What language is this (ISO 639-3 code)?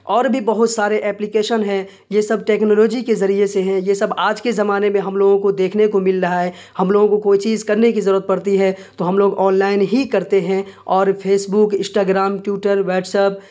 urd